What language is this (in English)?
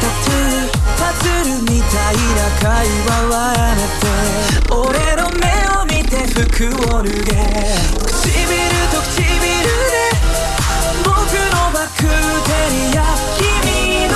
Korean